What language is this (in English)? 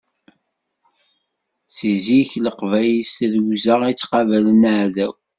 Kabyle